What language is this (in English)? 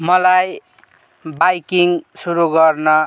Nepali